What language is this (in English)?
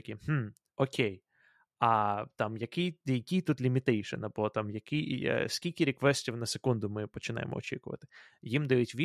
Ukrainian